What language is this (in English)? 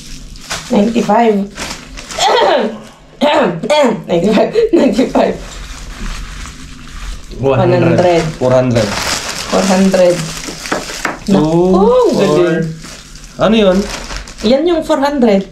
Filipino